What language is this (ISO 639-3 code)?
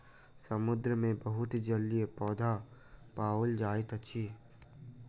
mai